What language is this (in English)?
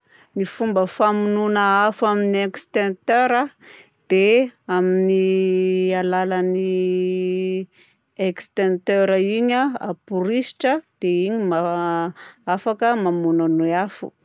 Southern Betsimisaraka Malagasy